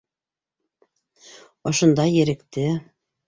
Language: Bashkir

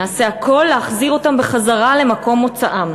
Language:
Hebrew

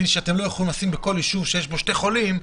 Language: Hebrew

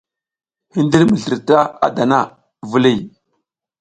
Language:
South Giziga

